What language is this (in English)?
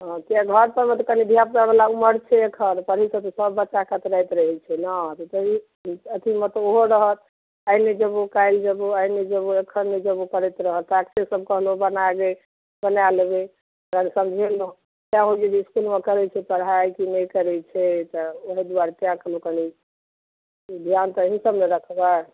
Maithili